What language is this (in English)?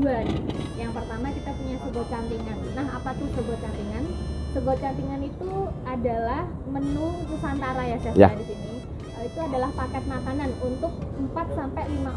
Indonesian